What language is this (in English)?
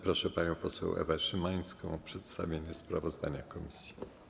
Polish